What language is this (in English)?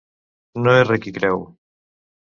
Catalan